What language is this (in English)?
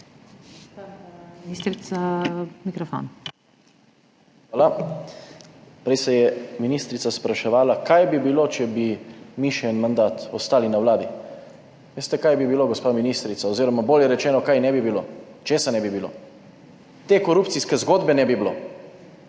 Slovenian